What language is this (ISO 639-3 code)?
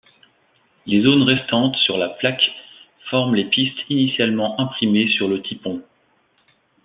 fra